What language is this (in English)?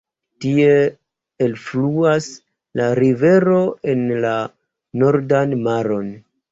Esperanto